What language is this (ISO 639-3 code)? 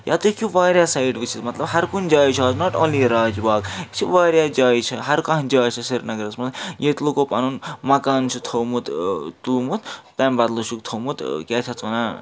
kas